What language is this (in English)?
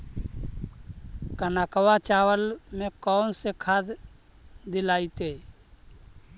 Magahi